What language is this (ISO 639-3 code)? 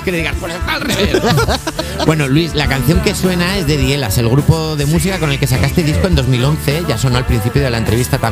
spa